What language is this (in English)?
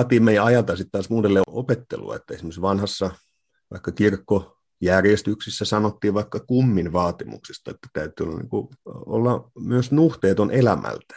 Finnish